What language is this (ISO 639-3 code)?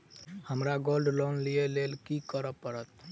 mai